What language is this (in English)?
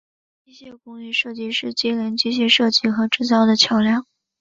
Chinese